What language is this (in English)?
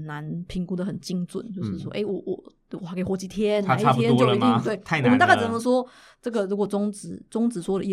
Chinese